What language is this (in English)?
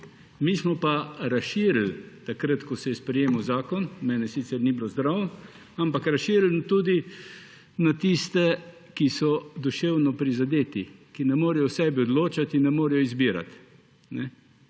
Slovenian